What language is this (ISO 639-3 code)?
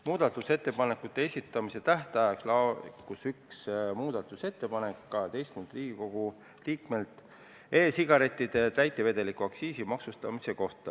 est